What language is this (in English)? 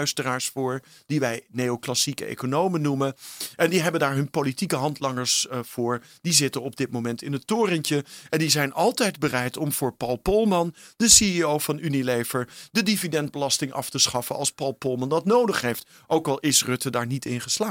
Dutch